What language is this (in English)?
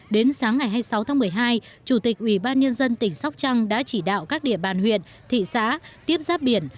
Vietnamese